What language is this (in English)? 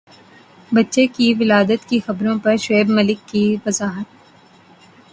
Urdu